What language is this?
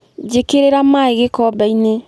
Kikuyu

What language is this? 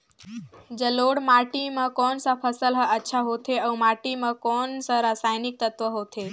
Chhattisgarhi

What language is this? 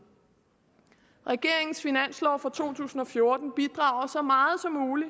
Danish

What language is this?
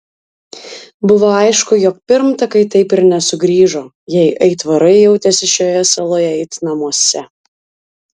Lithuanian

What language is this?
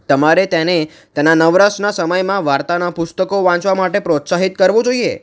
Gujarati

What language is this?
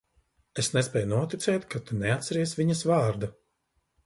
Latvian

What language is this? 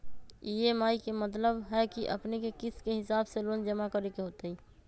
Magahi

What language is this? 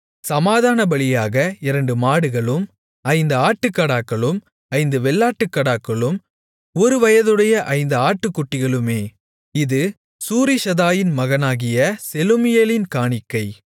Tamil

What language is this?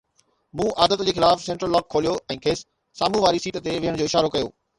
Sindhi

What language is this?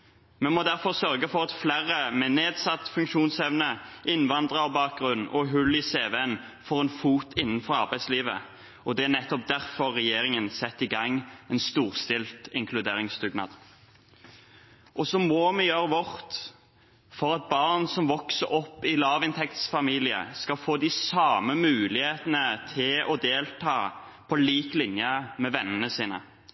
Norwegian Bokmål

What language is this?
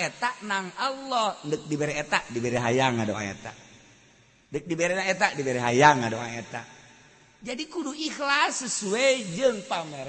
Indonesian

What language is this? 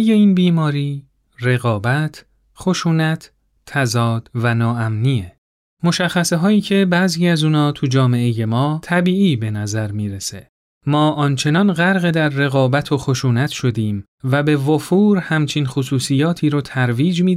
Persian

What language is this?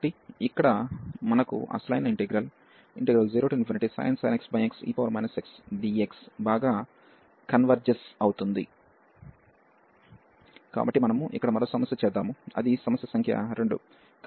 Telugu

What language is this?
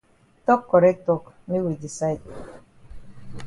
Cameroon Pidgin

